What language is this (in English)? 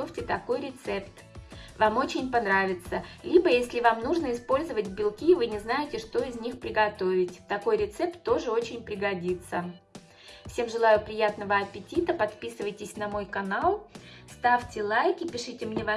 Russian